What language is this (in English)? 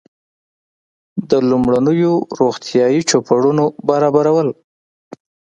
Pashto